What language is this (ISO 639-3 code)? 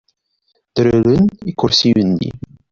kab